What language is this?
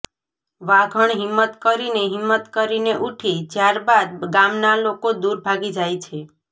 Gujarati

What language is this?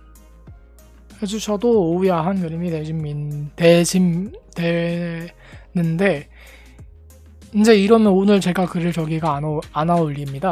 Korean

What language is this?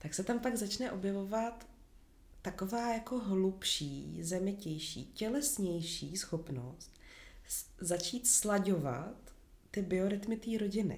Czech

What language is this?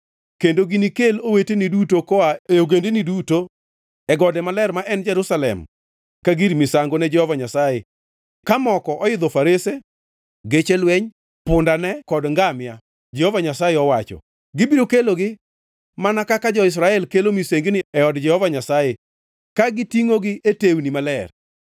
Luo (Kenya and Tanzania)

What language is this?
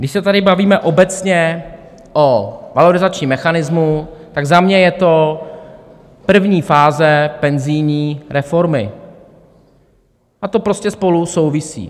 Czech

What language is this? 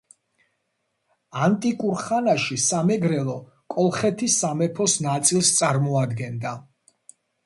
Georgian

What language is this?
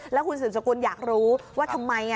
Thai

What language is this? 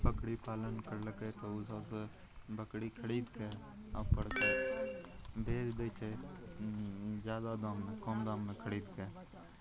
Maithili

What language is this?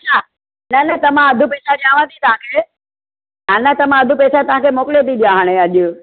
Sindhi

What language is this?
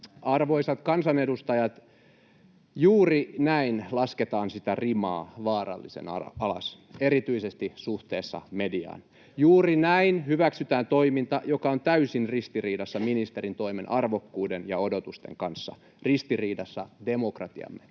Finnish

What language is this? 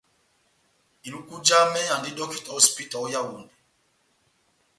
Batanga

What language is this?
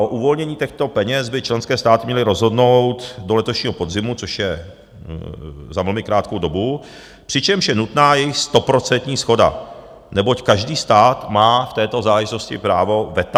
Czech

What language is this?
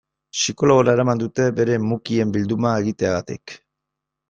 Basque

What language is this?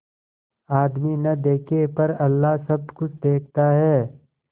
Hindi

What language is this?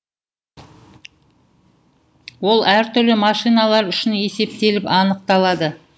Kazakh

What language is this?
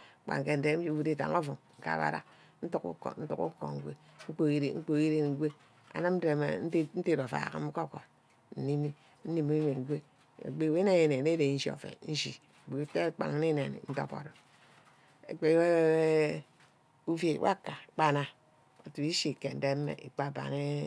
Ubaghara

